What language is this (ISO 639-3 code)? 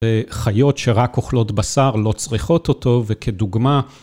heb